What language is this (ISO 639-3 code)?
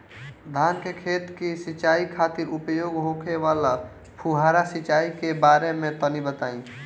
bho